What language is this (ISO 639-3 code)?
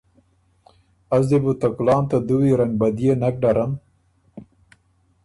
oru